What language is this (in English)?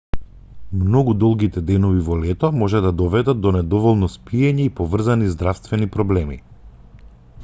Macedonian